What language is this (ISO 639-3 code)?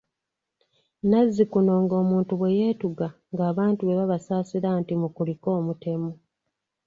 lug